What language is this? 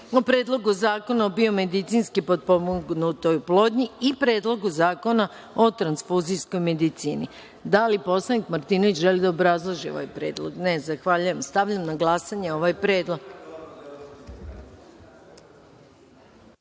Serbian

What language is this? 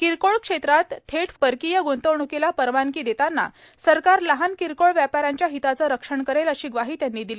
Marathi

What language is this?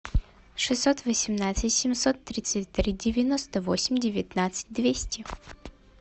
Russian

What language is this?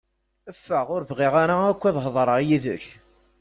Kabyle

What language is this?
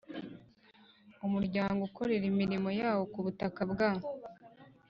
Kinyarwanda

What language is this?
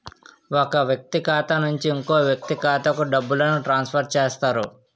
Telugu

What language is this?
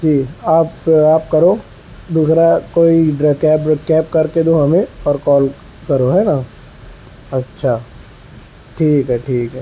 Urdu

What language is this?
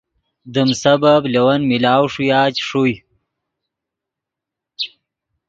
Yidgha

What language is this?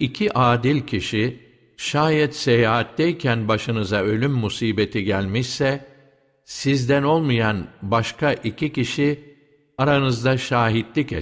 Turkish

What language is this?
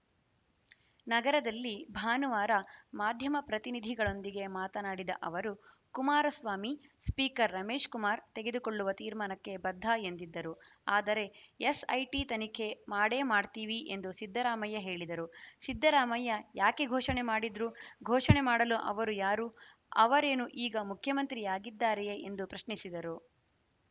Kannada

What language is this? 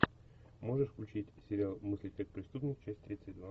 Russian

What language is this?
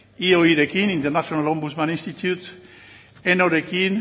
Basque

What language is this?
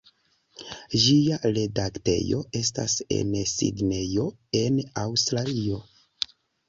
Esperanto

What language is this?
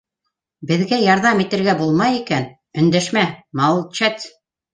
Bashkir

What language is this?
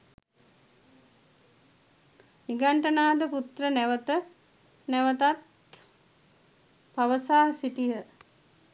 Sinhala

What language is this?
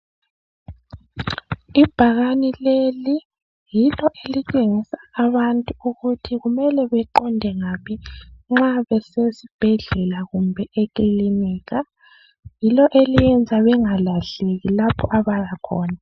North Ndebele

